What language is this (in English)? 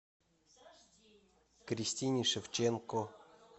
Russian